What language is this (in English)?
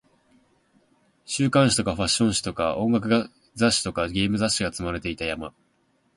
Japanese